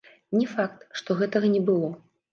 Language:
Belarusian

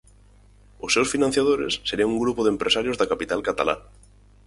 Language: Galician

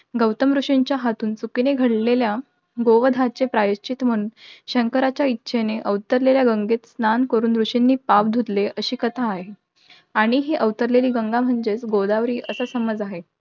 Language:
Marathi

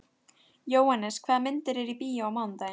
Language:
Icelandic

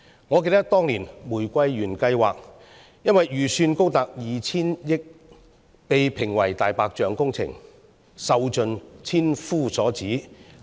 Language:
Cantonese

